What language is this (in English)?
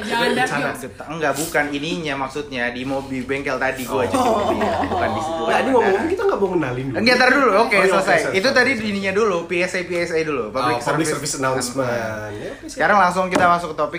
Indonesian